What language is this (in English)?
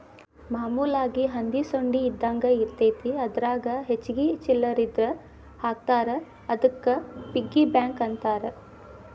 Kannada